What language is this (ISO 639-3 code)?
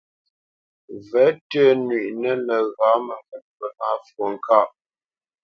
bce